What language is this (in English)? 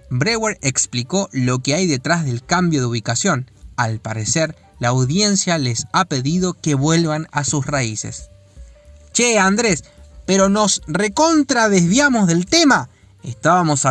Spanish